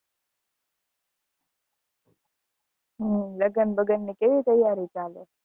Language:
Gujarati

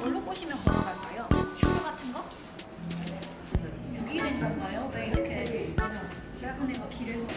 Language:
Korean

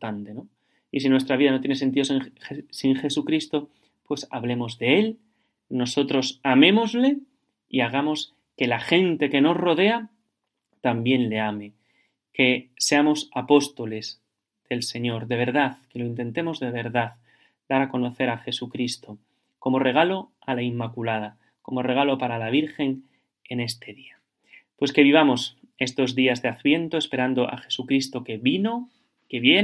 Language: Spanish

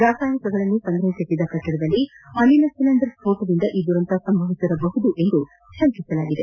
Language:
Kannada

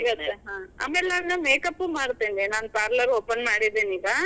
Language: Kannada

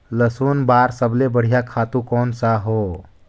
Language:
Chhattisgarhi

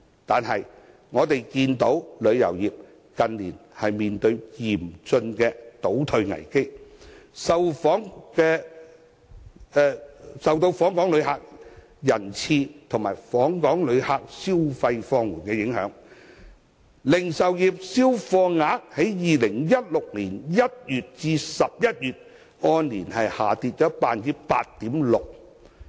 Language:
Cantonese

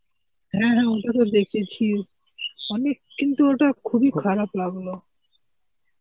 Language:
Bangla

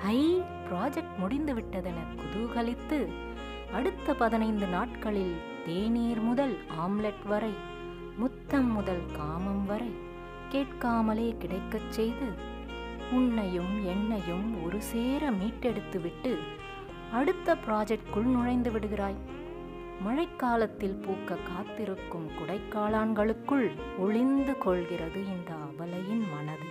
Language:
Tamil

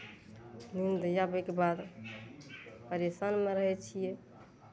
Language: Maithili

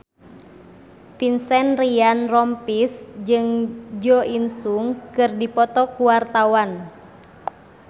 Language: Sundanese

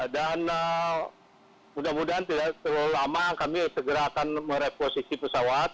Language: Indonesian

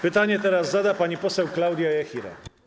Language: Polish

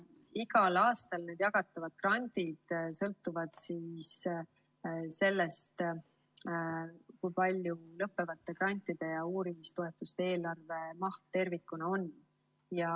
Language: Estonian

